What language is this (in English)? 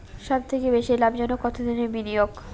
Bangla